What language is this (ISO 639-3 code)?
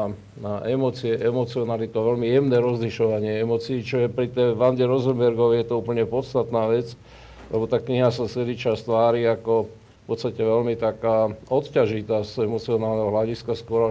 slk